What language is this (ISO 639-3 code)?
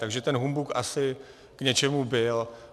ces